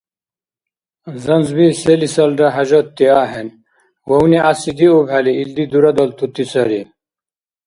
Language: Dargwa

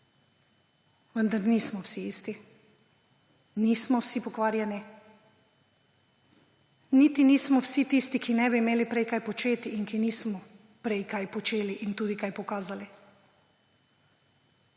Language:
Slovenian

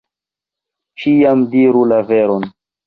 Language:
Esperanto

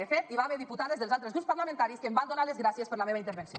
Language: Catalan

